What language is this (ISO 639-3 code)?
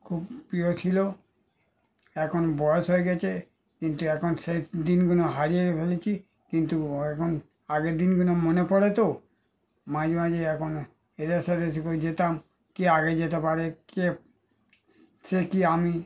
ben